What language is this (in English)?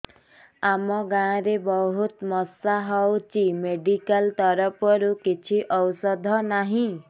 Odia